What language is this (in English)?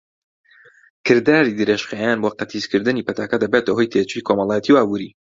Central Kurdish